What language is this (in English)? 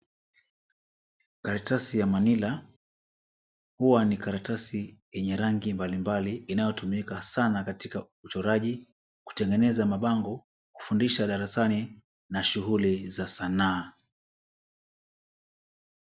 Swahili